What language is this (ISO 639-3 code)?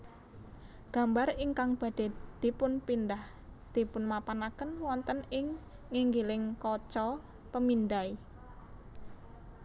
jav